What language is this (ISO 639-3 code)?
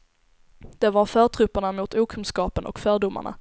swe